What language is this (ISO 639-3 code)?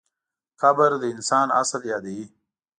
pus